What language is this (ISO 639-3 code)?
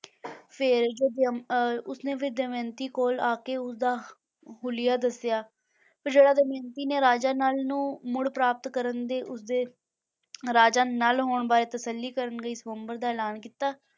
pan